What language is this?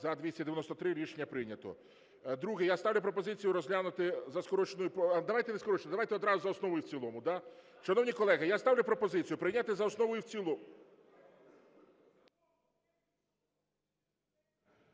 Ukrainian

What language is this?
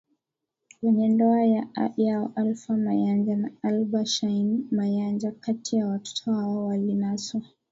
Swahili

